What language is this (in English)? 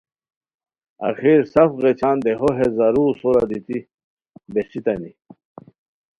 Khowar